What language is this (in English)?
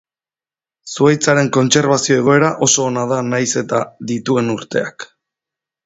Basque